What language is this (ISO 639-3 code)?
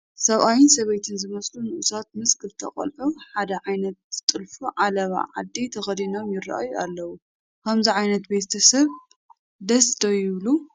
tir